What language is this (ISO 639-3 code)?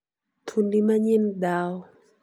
luo